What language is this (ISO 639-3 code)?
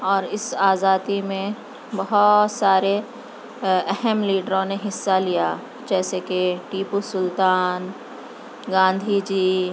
urd